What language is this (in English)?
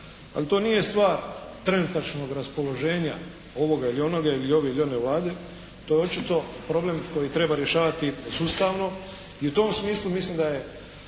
Croatian